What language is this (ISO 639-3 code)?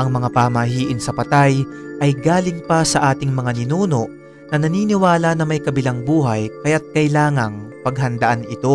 fil